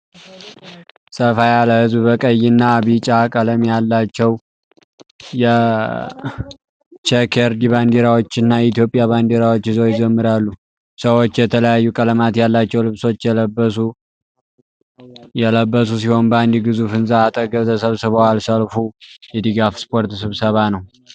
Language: Amharic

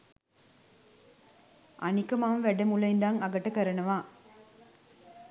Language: Sinhala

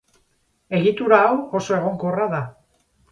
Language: Basque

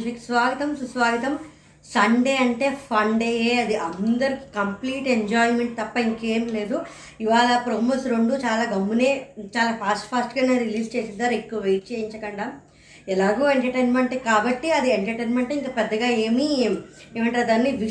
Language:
Telugu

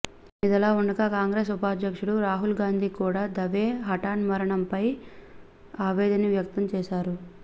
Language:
Telugu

